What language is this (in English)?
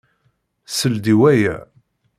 Kabyle